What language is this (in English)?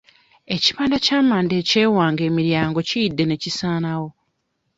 Ganda